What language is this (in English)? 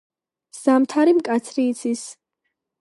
Georgian